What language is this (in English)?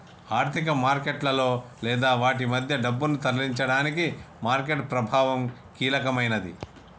Telugu